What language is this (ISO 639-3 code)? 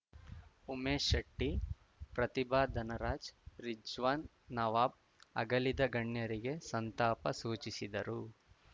kan